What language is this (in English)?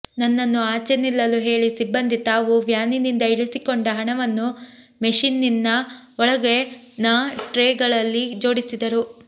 Kannada